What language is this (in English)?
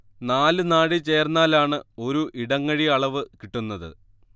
Malayalam